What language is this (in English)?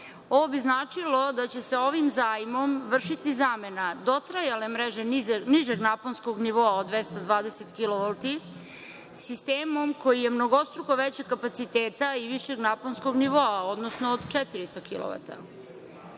Serbian